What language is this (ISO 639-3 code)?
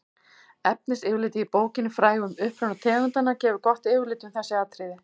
isl